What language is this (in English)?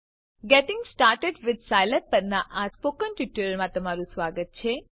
Gujarati